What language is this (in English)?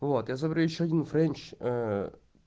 Russian